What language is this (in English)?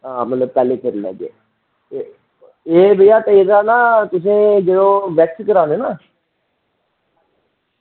Dogri